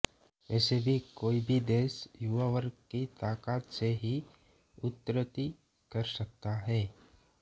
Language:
Hindi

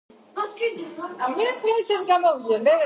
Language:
Georgian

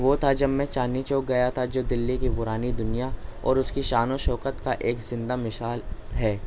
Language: Urdu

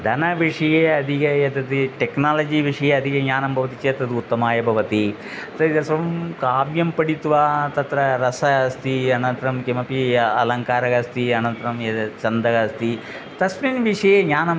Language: Sanskrit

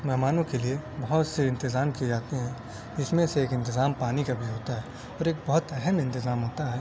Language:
Urdu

